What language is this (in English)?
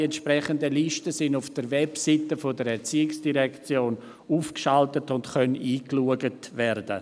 Swiss German